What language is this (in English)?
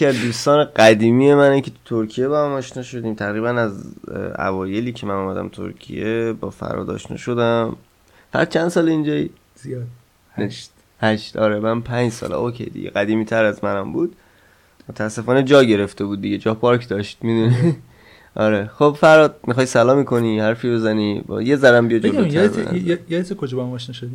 Persian